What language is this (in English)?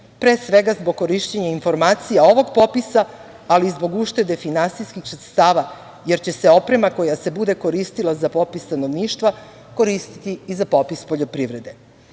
Serbian